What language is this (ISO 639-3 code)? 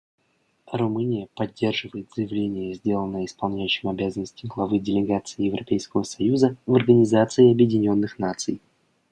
rus